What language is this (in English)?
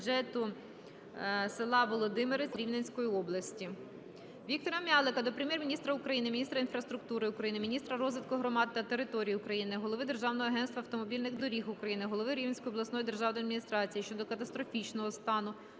Ukrainian